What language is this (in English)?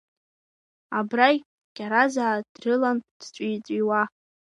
Abkhazian